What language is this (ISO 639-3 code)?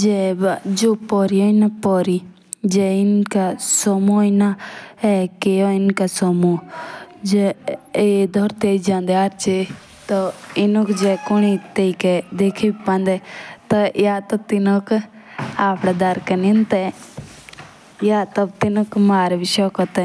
jns